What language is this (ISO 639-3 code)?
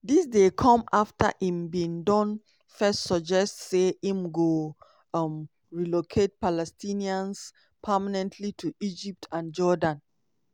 pcm